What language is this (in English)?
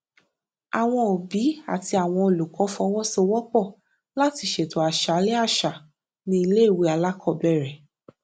Yoruba